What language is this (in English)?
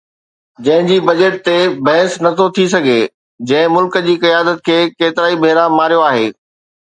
Sindhi